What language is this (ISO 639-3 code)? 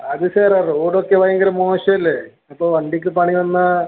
mal